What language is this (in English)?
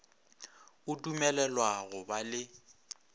Northern Sotho